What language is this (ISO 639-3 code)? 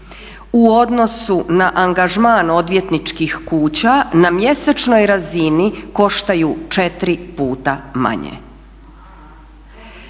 hrv